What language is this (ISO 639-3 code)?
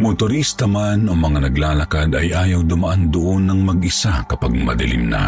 fil